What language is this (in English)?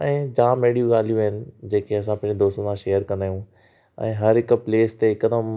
Sindhi